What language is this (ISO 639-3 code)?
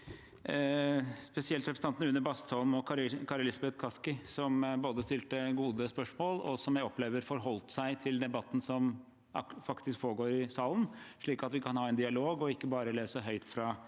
nor